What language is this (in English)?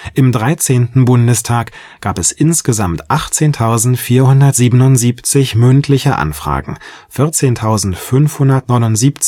German